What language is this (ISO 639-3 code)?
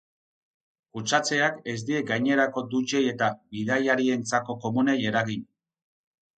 eus